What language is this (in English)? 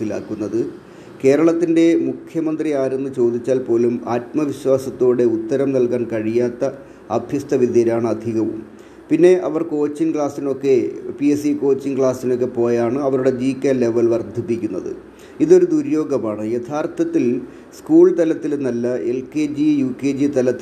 Malayalam